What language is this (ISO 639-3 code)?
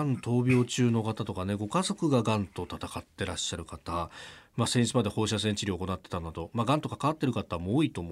jpn